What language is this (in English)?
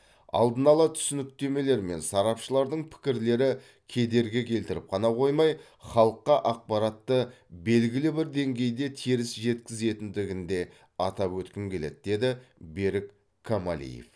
Kazakh